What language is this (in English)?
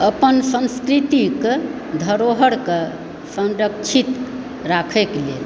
Maithili